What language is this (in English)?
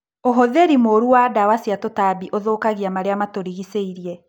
Kikuyu